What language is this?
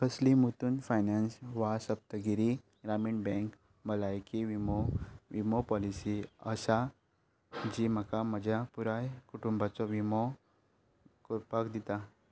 Konkani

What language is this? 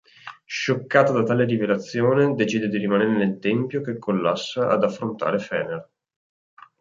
Italian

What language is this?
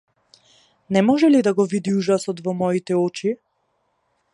Macedonian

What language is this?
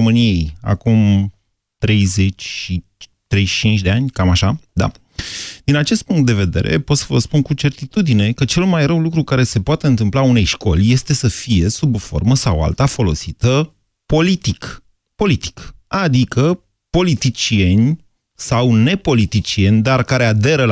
Romanian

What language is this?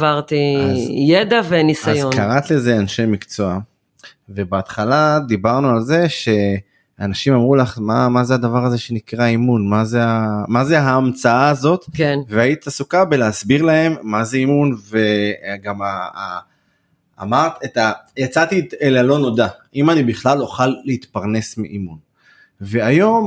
Hebrew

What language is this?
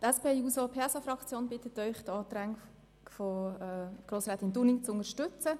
Swiss German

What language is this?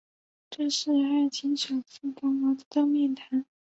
Chinese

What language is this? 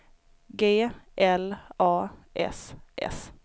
Swedish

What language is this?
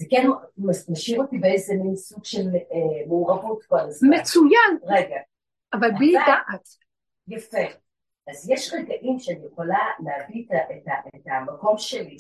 Hebrew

